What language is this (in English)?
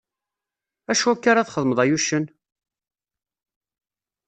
Kabyle